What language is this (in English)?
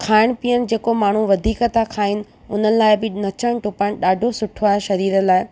Sindhi